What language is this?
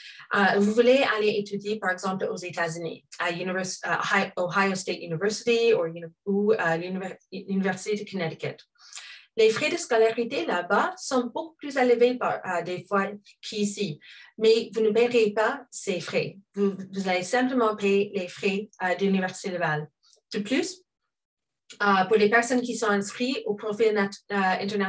French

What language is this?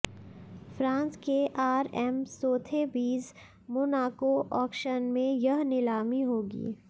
Hindi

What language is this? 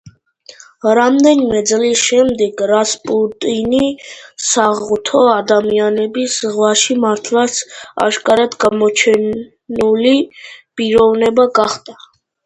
Georgian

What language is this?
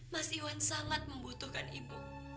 Indonesian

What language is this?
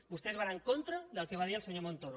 Catalan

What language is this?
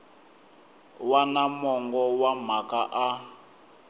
Tsonga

